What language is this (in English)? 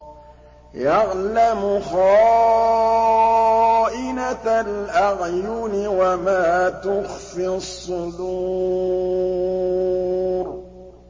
Arabic